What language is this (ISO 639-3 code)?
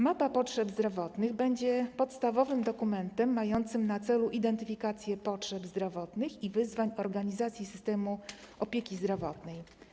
pol